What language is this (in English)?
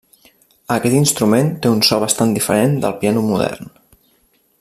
Catalan